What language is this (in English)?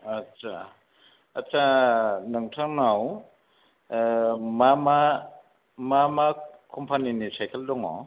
Bodo